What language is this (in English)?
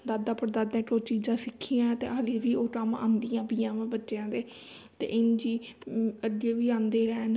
Punjabi